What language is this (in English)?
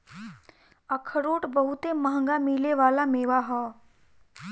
Bhojpuri